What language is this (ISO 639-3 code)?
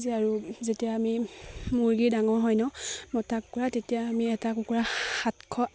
asm